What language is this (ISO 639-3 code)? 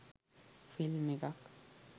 sin